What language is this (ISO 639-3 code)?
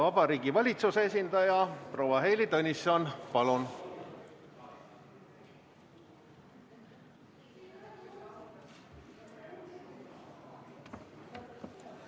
est